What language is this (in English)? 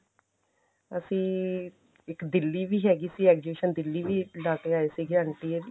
Punjabi